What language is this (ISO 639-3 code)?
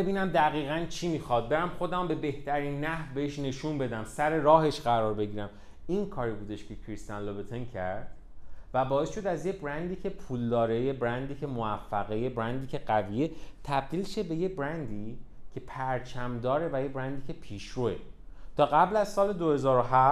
fas